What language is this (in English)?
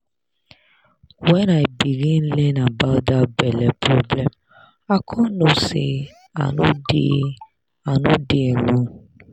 Nigerian Pidgin